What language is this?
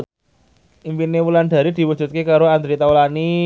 Javanese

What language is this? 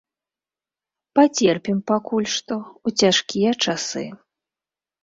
Belarusian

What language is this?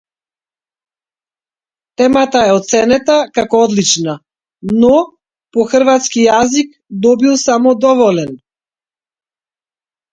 Macedonian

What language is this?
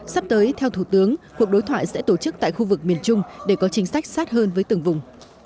Vietnamese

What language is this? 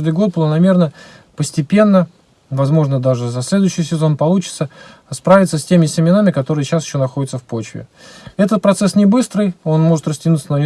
Russian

